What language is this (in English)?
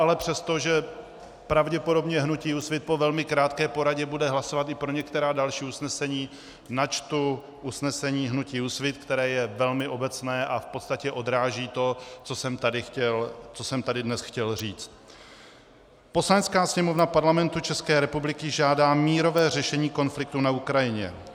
Czech